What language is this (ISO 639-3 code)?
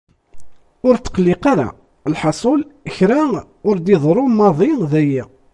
kab